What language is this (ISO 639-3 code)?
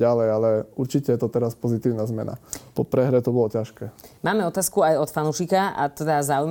slk